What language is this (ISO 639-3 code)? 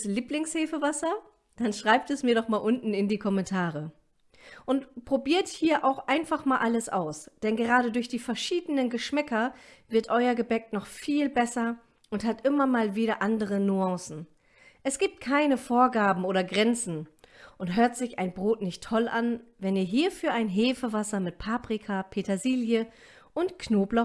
deu